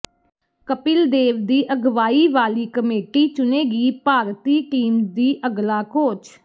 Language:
Punjabi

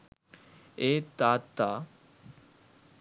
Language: Sinhala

